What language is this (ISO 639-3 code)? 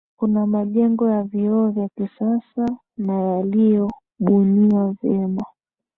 swa